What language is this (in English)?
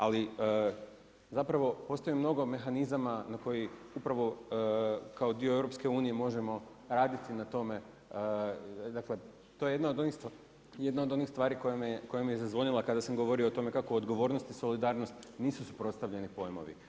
Croatian